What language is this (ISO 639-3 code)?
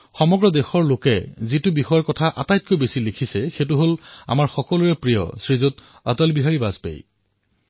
asm